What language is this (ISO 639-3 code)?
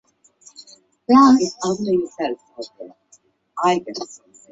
zho